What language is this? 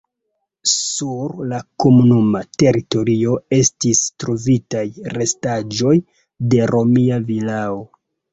Esperanto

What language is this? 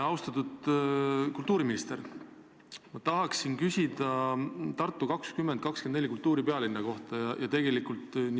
Estonian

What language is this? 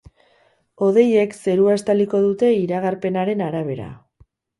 Basque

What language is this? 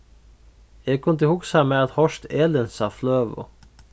Faroese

